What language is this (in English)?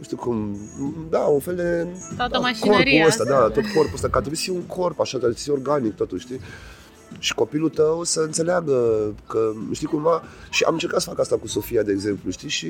Romanian